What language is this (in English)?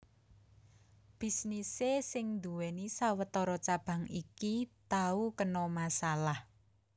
Javanese